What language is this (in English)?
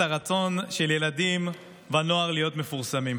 Hebrew